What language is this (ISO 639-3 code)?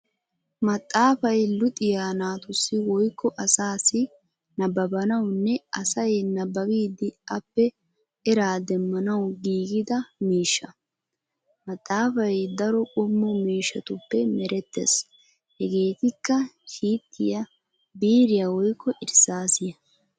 wal